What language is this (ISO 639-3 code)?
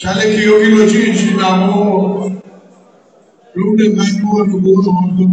ara